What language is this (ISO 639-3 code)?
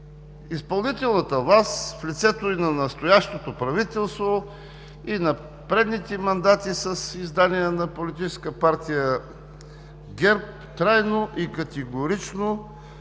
bul